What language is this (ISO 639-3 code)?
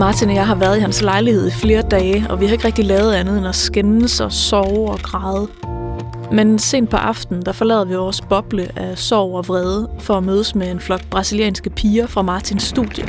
dan